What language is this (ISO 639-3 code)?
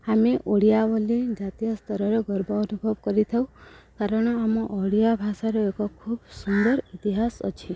ori